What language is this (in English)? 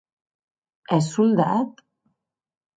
Occitan